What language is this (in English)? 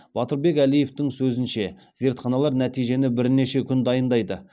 Kazakh